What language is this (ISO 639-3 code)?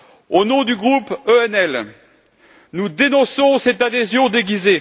fra